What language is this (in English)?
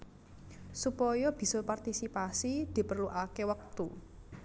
Javanese